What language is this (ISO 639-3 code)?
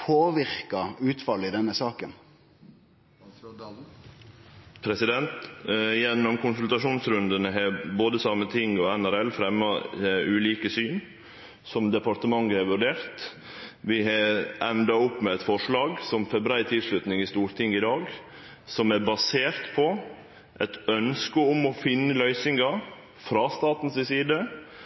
nno